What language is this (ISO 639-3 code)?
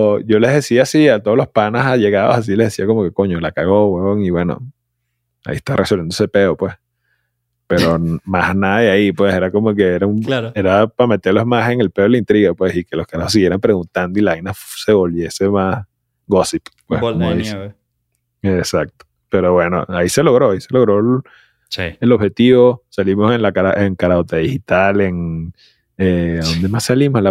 spa